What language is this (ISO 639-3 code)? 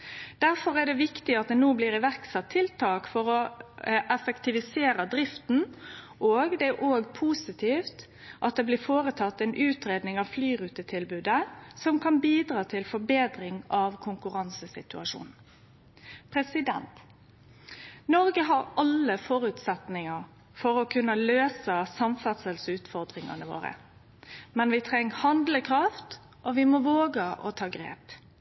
nno